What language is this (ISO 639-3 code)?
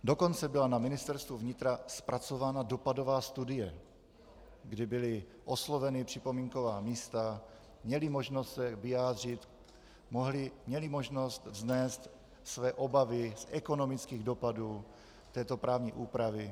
ces